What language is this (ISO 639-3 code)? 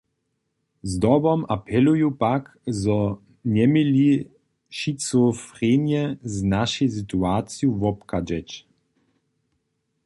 hsb